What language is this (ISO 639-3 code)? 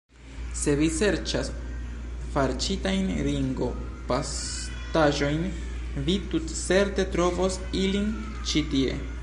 epo